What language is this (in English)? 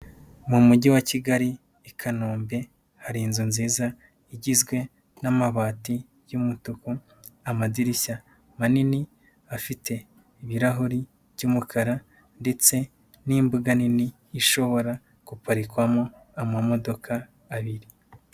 Kinyarwanda